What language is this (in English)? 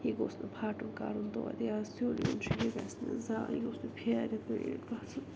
Kashmiri